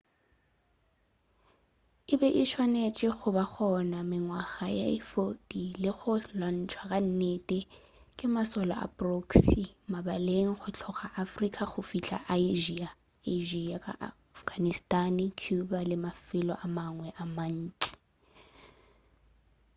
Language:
Northern Sotho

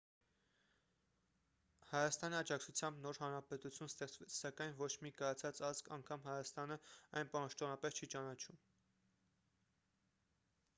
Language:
Armenian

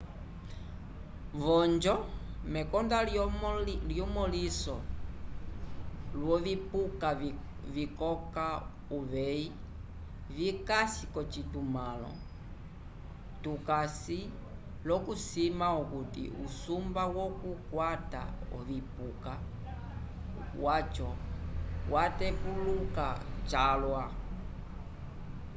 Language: Umbundu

